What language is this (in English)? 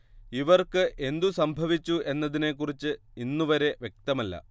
Malayalam